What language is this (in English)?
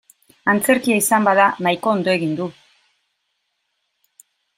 Basque